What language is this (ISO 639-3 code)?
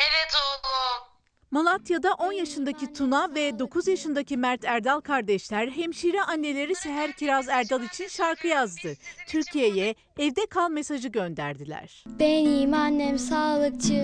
tur